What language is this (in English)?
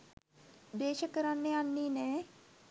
Sinhala